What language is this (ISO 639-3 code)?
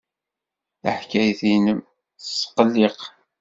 kab